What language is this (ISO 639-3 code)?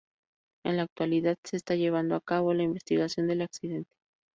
spa